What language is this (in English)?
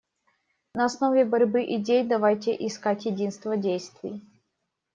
Russian